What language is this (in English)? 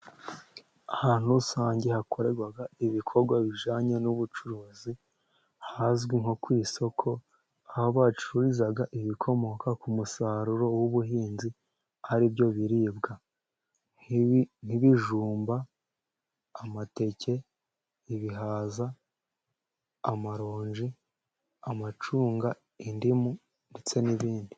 Kinyarwanda